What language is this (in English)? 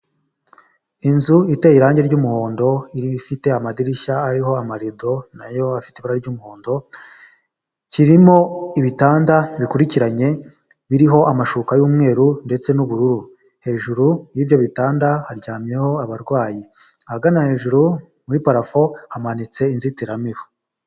Kinyarwanda